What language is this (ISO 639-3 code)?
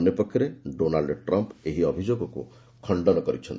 ori